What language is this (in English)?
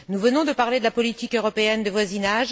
French